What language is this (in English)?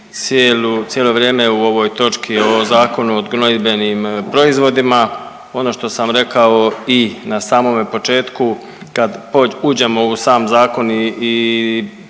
Croatian